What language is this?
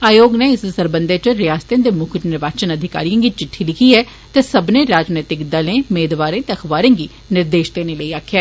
Dogri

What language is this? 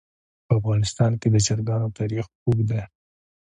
Pashto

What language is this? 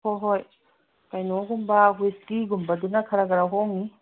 Manipuri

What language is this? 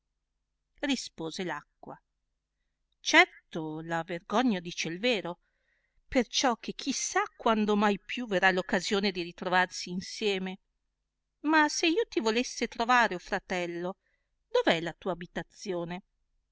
Italian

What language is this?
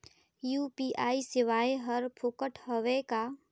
Chhattisgarhi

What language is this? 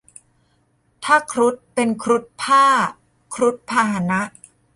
Thai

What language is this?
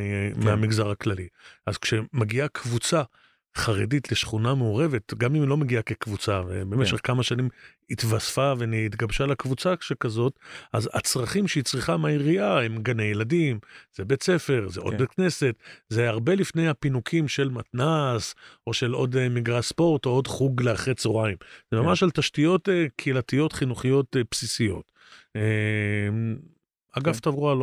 Hebrew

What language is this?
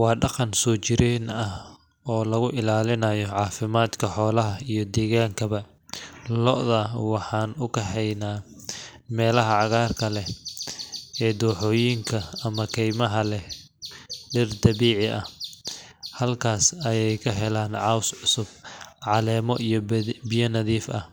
Somali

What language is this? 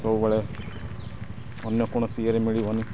Odia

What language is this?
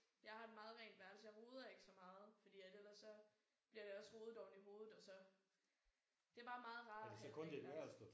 Danish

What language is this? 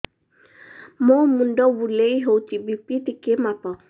Odia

